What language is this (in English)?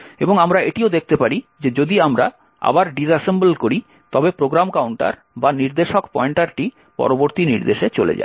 Bangla